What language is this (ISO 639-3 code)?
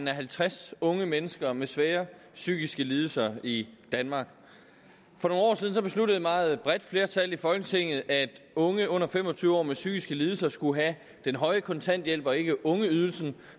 dan